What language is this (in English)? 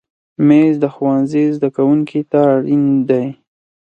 Pashto